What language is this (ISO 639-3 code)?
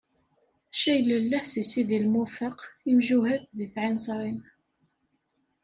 kab